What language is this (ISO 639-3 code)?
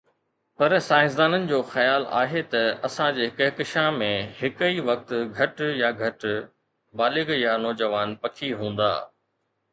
snd